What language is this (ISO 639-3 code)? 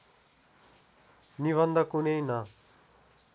nep